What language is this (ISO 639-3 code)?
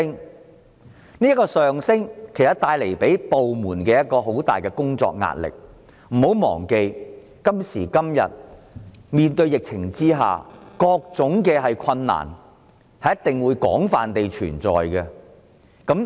yue